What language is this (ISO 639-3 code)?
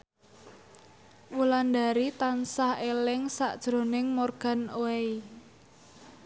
jav